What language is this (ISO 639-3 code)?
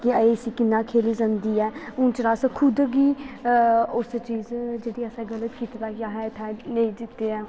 doi